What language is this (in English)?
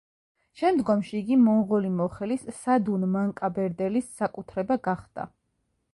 Georgian